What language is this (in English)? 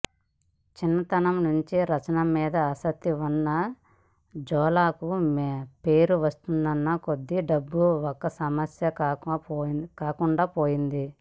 Telugu